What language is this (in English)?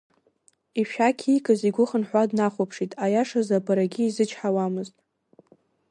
Abkhazian